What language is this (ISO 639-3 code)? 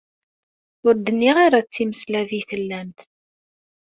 kab